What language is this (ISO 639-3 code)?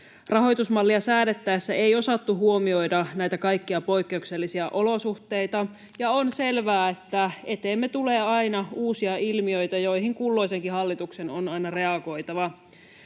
fin